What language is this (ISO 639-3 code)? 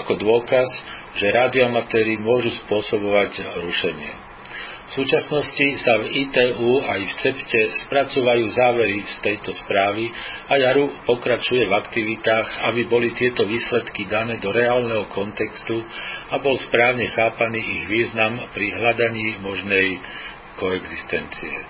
slk